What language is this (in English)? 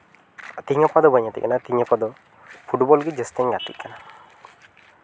Santali